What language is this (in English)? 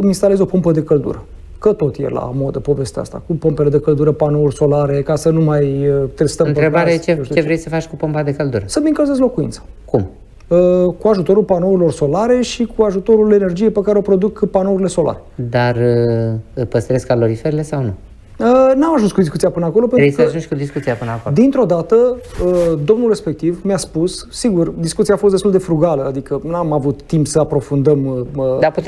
Romanian